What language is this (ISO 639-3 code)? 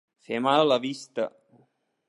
cat